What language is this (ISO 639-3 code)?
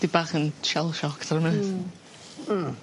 cym